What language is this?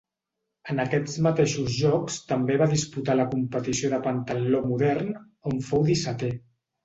Catalan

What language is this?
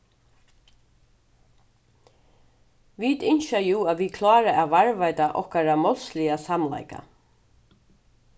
Faroese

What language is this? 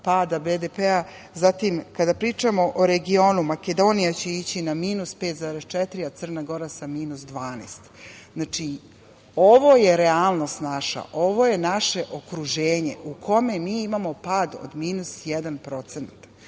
Serbian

